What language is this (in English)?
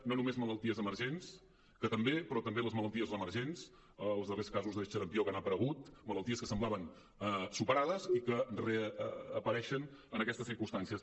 Catalan